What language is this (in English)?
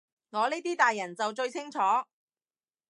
Cantonese